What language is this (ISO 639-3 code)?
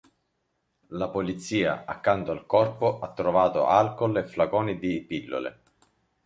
ita